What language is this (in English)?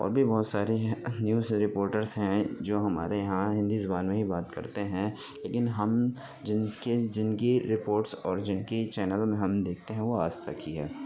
Urdu